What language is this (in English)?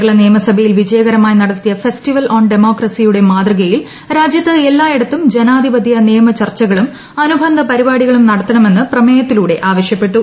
Malayalam